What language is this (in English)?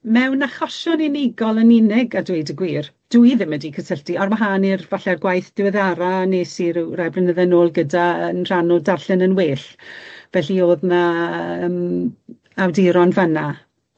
Welsh